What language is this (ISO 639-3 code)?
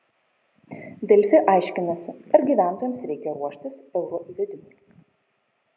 lit